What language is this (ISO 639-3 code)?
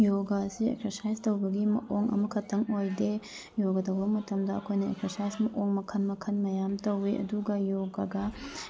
mni